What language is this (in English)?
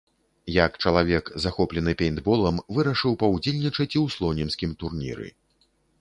Belarusian